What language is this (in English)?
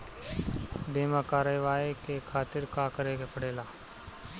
Bhojpuri